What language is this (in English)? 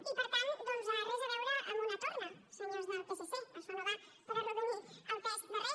Catalan